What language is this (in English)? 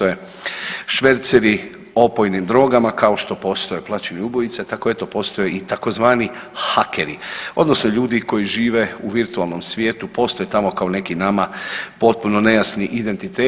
Croatian